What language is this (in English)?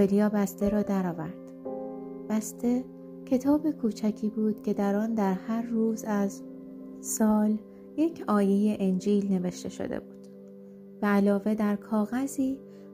Persian